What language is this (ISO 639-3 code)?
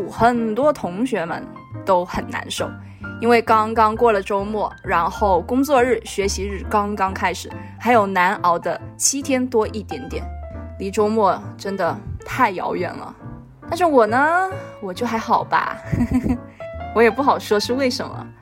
zho